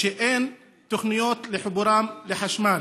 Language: Hebrew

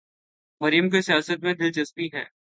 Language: Urdu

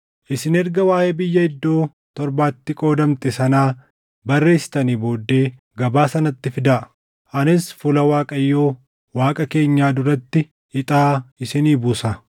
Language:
Oromo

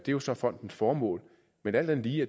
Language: Danish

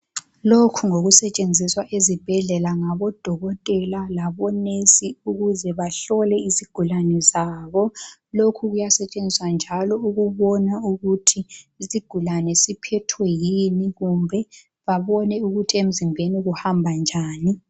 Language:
North Ndebele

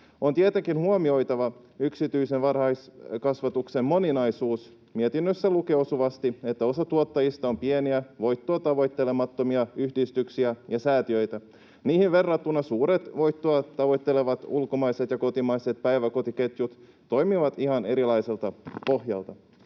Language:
Finnish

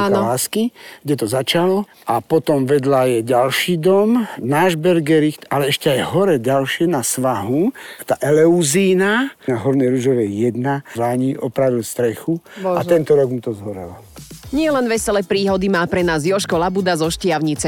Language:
Slovak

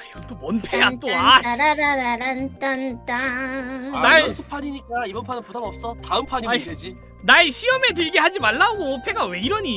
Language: Korean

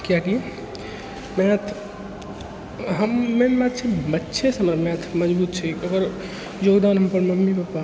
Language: Maithili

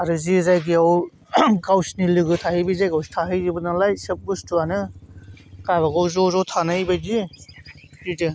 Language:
Bodo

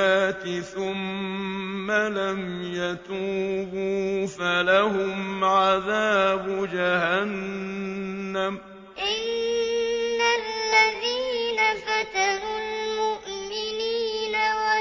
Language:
Arabic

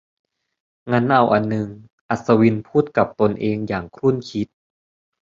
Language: Thai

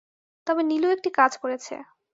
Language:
Bangla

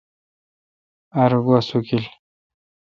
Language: Kalkoti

